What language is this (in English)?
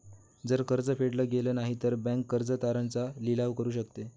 Marathi